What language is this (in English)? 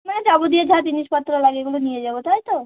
Bangla